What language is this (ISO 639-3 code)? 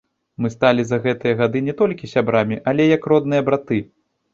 bel